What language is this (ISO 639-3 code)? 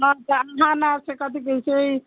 mai